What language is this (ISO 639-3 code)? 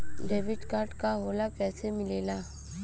bho